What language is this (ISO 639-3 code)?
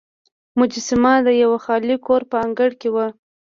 pus